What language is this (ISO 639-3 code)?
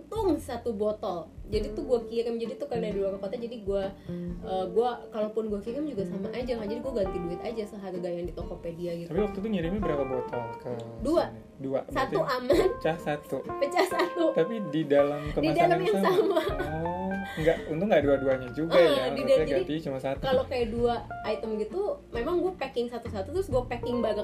ind